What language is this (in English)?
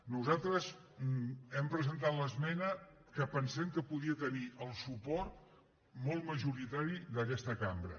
Catalan